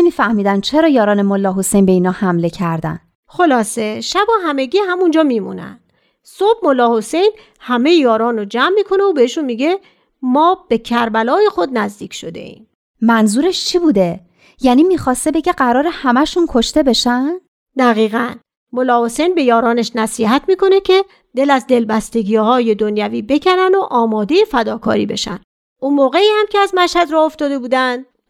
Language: Persian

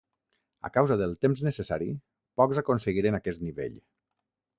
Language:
Catalan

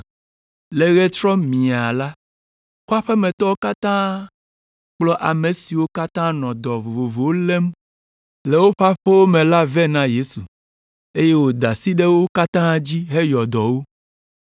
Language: Ewe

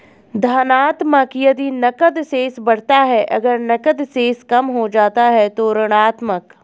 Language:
Hindi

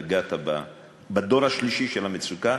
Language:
Hebrew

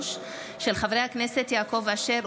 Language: Hebrew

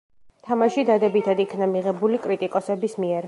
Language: Georgian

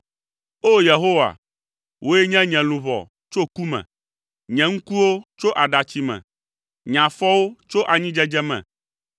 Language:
Ewe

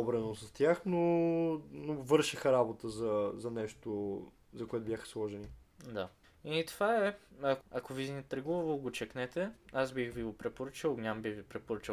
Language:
Bulgarian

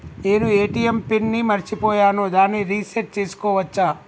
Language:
Telugu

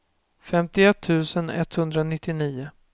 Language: Swedish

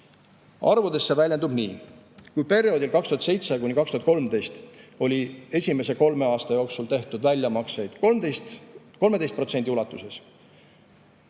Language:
Estonian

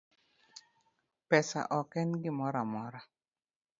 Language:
Luo (Kenya and Tanzania)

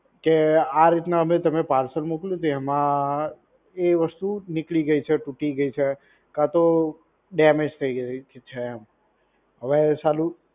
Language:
Gujarati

